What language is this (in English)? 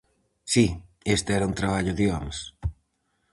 Galician